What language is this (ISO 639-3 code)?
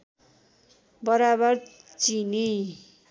nep